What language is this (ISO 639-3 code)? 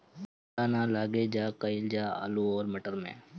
bho